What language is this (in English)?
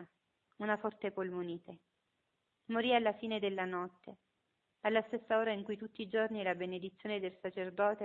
Italian